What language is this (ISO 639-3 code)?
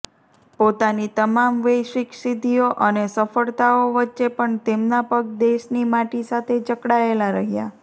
guj